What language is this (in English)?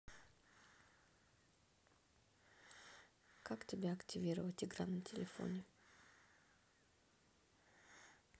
Russian